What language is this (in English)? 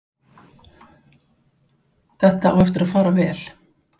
Icelandic